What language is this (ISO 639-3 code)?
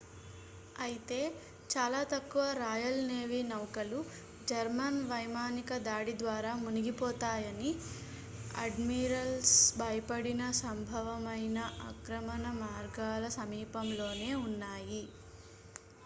tel